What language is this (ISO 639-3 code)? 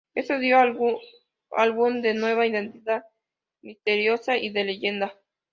spa